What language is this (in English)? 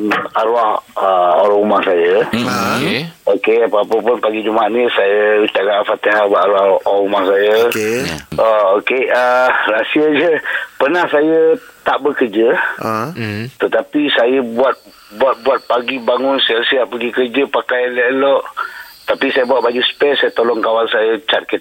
Malay